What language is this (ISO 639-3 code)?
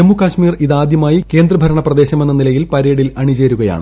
mal